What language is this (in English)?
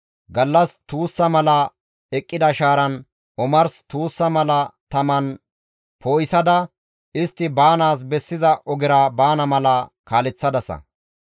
Gamo